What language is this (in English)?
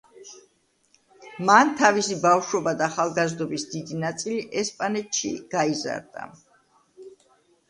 Georgian